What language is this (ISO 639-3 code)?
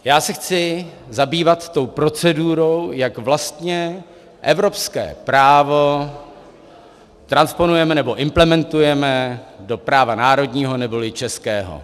ces